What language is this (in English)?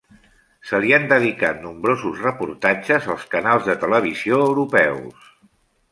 Catalan